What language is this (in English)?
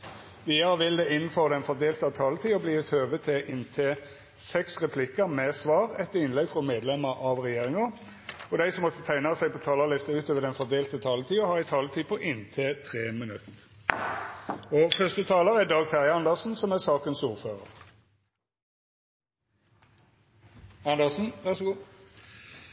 Norwegian